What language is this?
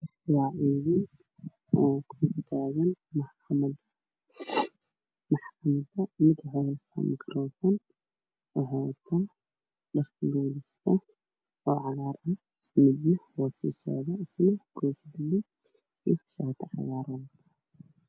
Somali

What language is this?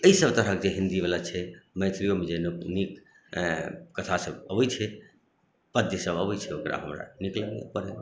Maithili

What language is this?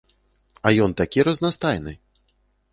Belarusian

